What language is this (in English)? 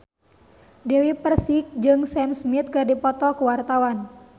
Sundanese